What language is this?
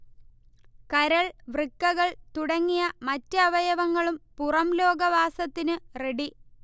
Malayalam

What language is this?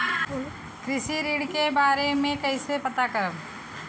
Bhojpuri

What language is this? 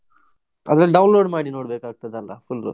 Kannada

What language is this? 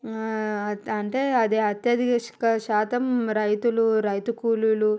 Telugu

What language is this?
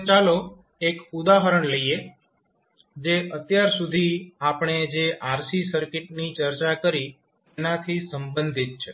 Gujarati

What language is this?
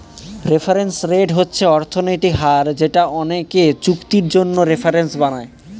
Bangla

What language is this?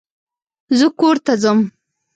Pashto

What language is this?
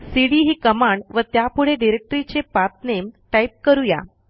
Marathi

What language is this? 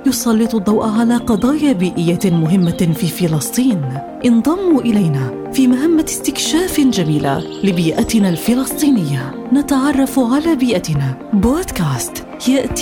Arabic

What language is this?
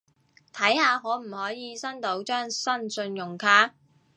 Cantonese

